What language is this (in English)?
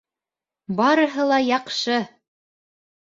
Bashkir